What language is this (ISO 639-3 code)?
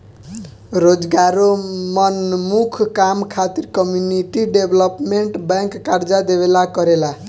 bho